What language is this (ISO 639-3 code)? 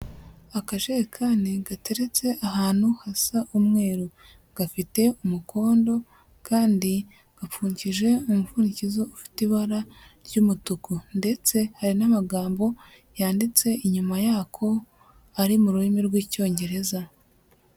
kin